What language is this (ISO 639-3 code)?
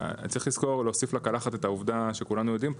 heb